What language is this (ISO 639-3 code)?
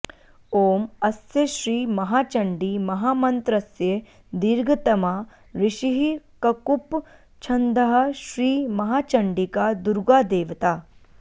san